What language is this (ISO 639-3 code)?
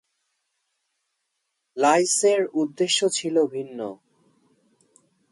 ben